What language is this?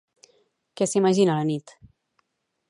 Catalan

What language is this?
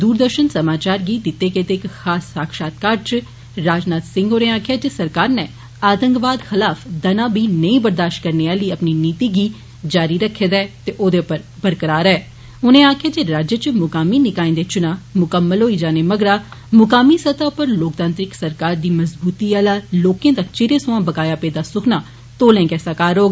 Dogri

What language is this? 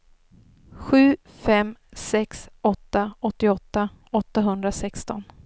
Swedish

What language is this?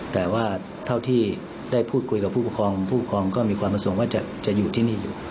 Thai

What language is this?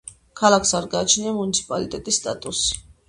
Georgian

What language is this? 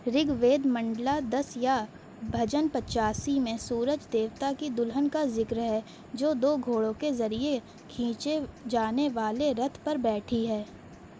Urdu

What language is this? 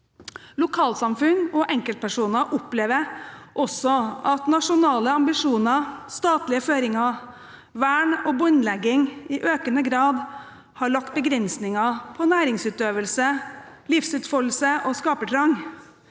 Norwegian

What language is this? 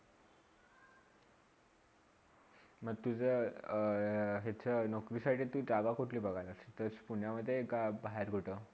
Marathi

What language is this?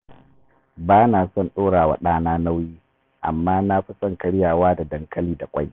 Hausa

